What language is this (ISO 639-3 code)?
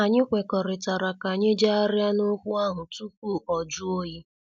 ibo